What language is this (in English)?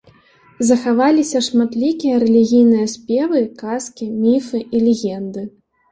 Belarusian